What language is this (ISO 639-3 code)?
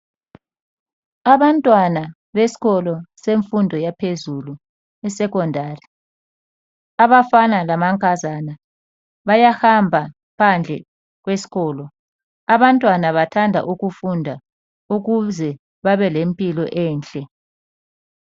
nde